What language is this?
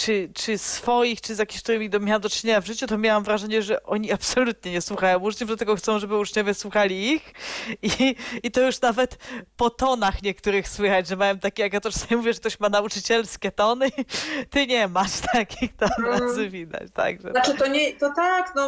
Polish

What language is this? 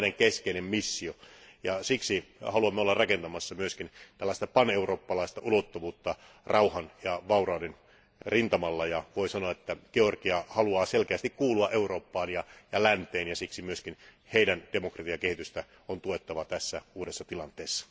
Finnish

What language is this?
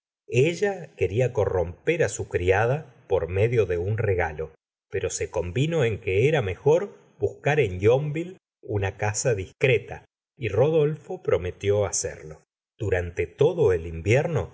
Spanish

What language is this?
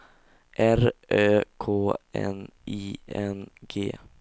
Swedish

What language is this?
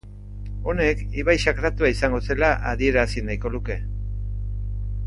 Basque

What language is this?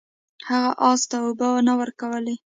Pashto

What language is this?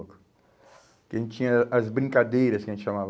Portuguese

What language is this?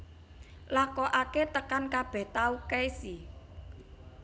Javanese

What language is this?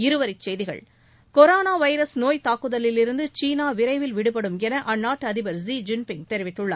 Tamil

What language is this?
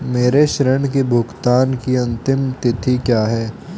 Hindi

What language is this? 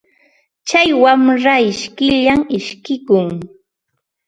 Ambo-Pasco Quechua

